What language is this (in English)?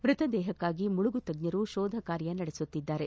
Kannada